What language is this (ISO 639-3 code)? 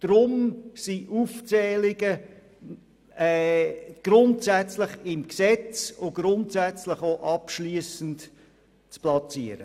gsw